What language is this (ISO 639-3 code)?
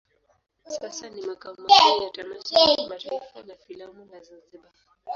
swa